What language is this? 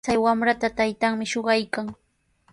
Sihuas Ancash Quechua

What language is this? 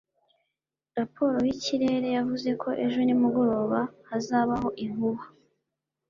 Kinyarwanda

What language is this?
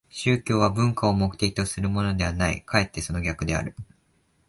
Japanese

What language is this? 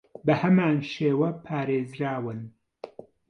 Central Kurdish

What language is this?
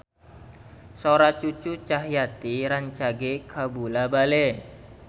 Sundanese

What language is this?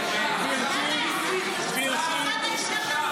Hebrew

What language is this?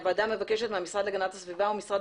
Hebrew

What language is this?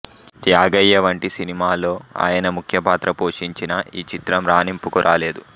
Telugu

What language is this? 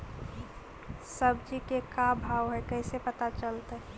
Magahi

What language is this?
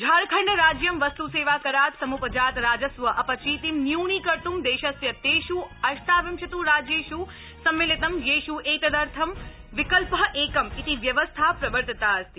Sanskrit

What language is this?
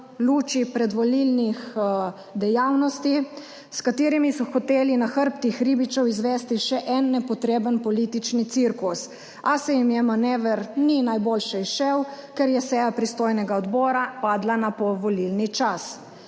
Slovenian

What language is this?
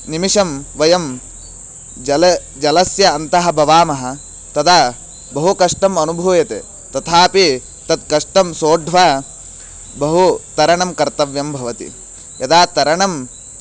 Sanskrit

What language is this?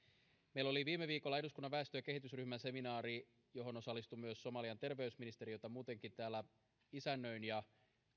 Finnish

